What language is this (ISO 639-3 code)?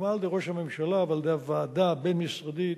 heb